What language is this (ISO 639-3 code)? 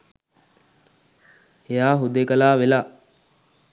sin